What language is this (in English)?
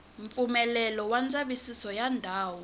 Tsonga